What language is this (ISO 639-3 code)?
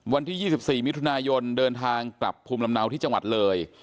tha